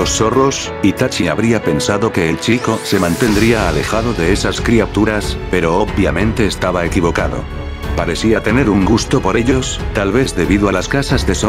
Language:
Spanish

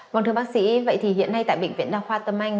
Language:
Vietnamese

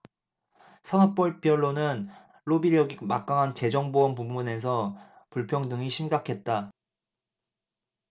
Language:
Korean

